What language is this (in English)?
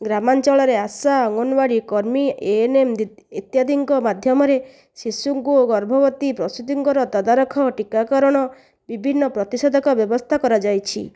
Odia